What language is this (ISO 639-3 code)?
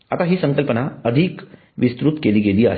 mar